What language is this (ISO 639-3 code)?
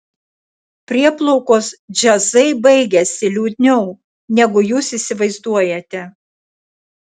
lit